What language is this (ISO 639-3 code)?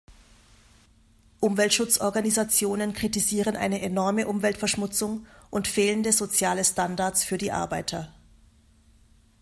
deu